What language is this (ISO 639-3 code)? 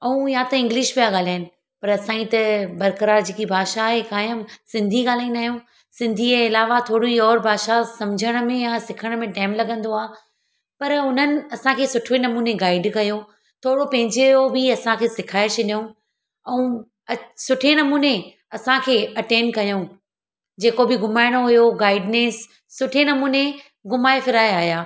snd